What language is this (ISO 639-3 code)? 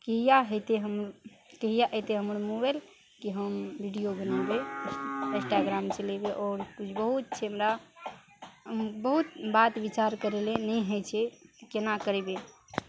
mai